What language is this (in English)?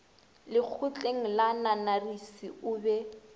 Northern Sotho